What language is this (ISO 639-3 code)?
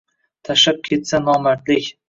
uzb